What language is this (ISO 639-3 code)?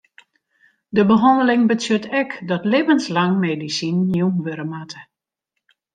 fry